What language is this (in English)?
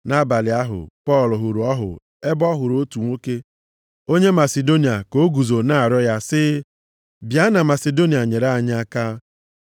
Igbo